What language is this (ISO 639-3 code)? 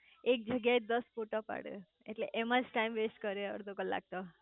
guj